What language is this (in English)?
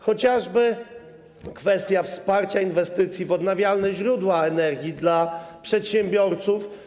Polish